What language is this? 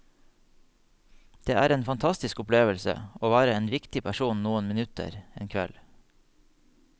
Norwegian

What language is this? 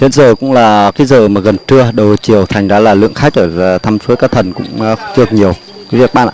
Vietnamese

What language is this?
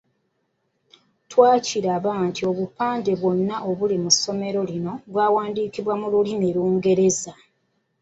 Ganda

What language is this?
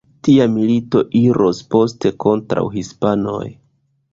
Esperanto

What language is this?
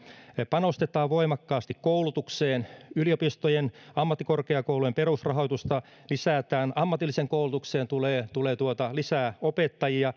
Finnish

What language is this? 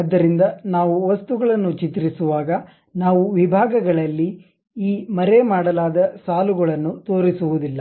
Kannada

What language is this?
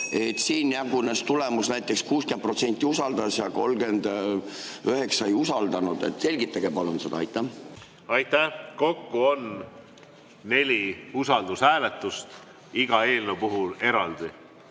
Estonian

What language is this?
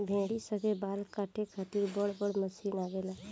Bhojpuri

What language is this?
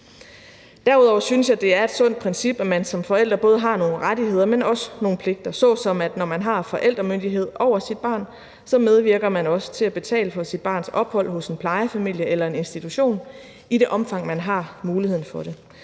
Danish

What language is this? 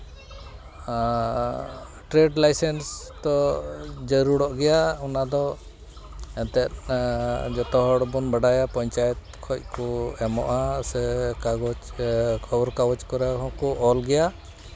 Santali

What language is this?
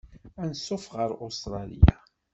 Kabyle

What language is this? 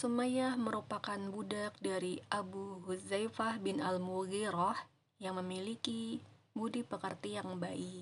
Indonesian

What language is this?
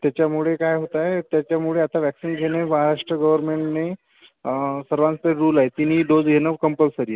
Marathi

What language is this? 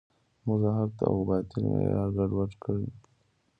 Pashto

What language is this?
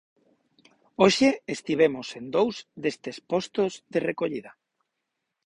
Galician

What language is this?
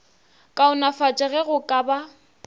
Northern Sotho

